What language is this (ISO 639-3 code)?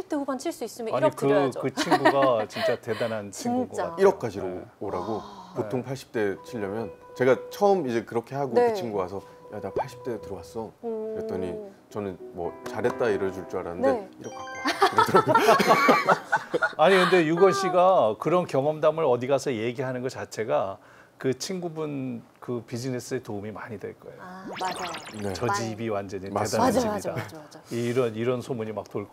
kor